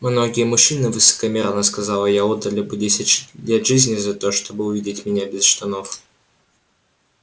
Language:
Russian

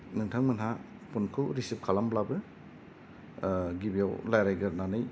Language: Bodo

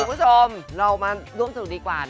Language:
Thai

